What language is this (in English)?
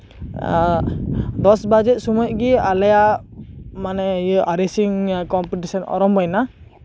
Santali